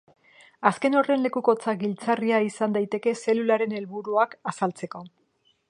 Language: Basque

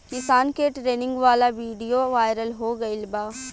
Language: Bhojpuri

